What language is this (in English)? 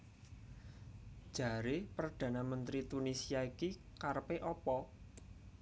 Javanese